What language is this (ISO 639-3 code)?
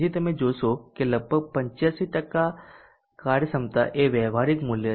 guj